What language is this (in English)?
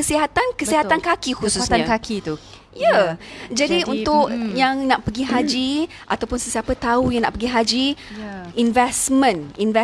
Malay